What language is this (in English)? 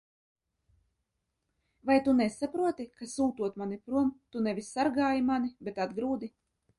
Latvian